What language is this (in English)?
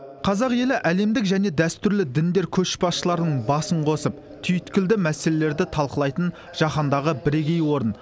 Kazakh